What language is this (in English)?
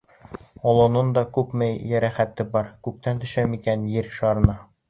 Bashkir